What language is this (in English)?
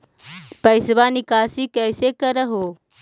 Magahi